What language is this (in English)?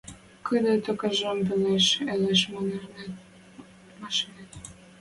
Western Mari